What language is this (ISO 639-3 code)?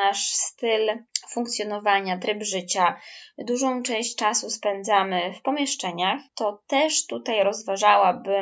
pol